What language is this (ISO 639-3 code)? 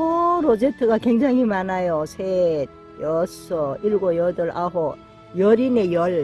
kor